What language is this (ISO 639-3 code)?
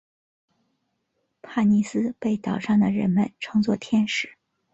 zho